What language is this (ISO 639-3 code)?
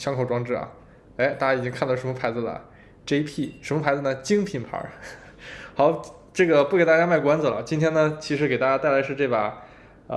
zho